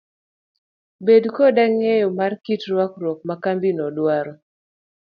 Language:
Luo (Kenya and Tanzania)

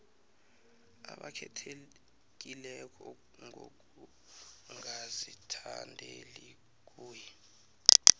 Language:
South Ndebele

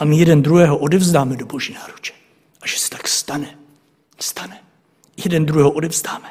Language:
Czech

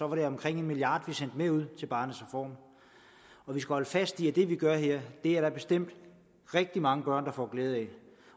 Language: Danish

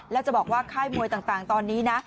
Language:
Thai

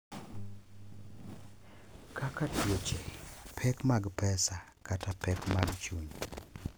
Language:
Luo (Kenya and Tanzania)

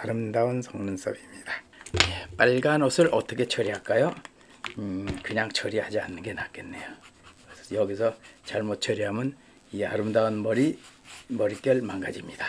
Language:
Korean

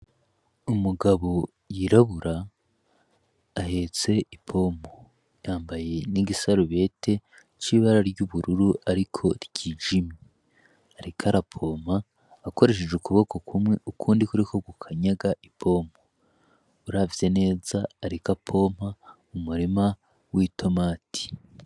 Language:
Rundi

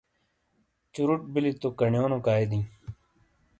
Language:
Shina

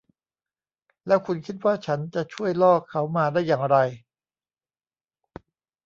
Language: Thai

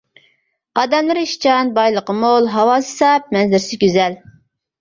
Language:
Uyghur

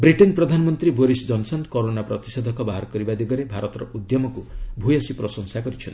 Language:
Odia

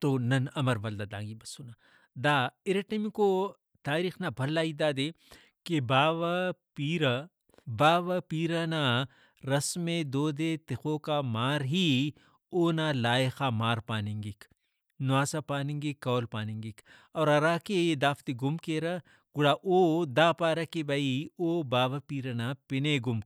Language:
Brahui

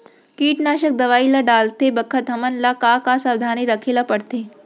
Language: Chhattisgarhi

